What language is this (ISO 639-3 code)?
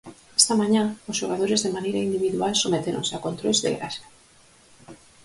glg